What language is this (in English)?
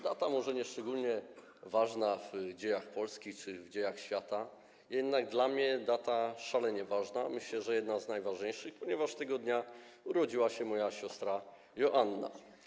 Polish